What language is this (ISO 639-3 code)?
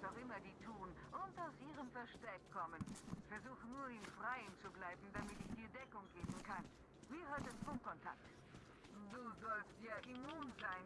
deu